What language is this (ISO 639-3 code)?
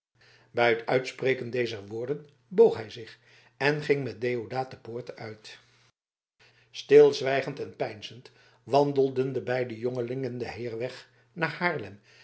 nld